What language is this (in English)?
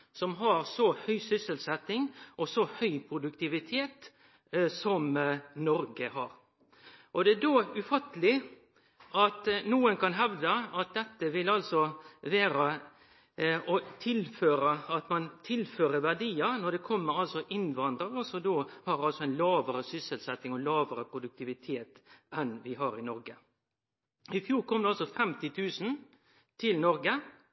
Norwegian Nynorsk